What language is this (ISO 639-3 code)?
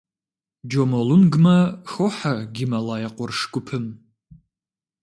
kbd